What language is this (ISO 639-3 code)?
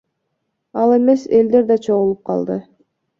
kir